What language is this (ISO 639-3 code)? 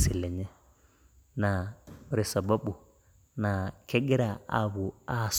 mas